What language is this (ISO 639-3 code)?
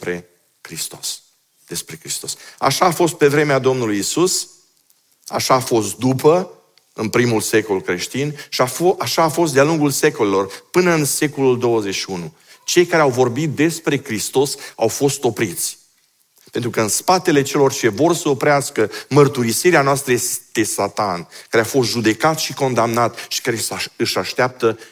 ron